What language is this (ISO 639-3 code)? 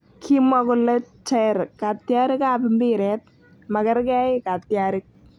kln